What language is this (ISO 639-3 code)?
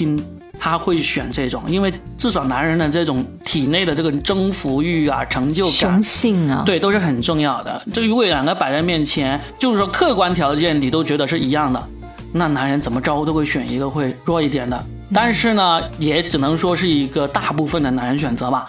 zho